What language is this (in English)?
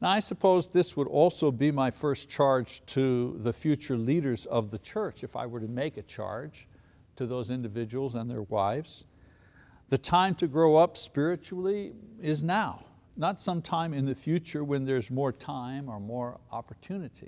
English